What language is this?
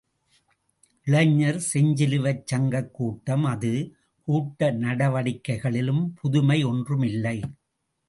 Tamil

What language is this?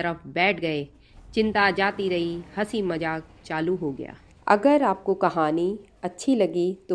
Hindi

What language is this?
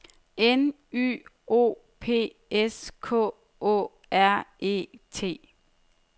Danish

